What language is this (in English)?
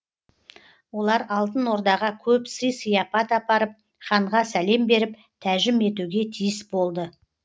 Kazakh